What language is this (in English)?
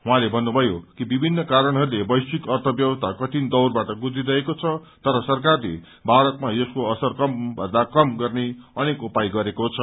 Nepali